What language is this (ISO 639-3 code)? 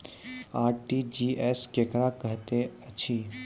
mai